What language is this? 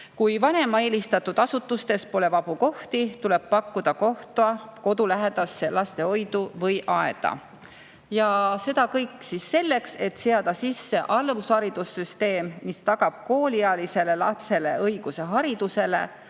Estonian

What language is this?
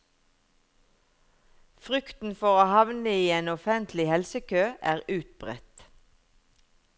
Norwegian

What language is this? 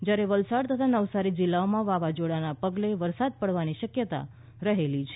Gujarati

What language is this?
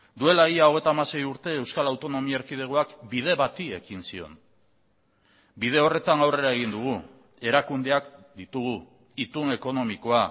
Basque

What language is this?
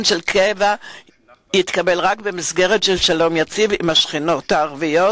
Hebrew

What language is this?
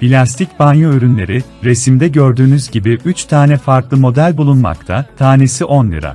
Turkish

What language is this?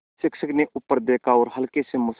Hindi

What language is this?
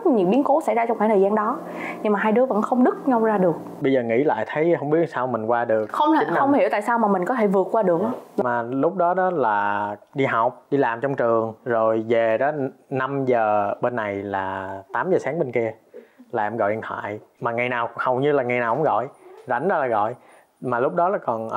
Vietnamese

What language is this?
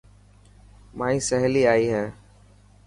Dhatki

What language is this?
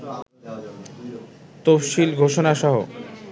Bangla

